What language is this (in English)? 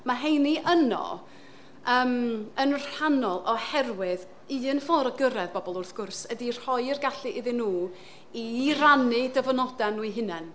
Welsh